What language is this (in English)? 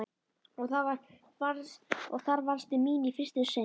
Icelandic